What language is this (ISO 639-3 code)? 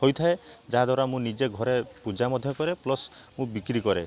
ori